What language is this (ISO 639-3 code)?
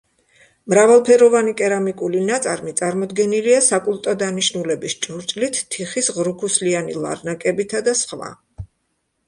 kat